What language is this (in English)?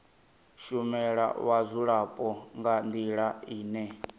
Venda